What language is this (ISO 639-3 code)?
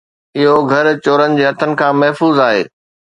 snd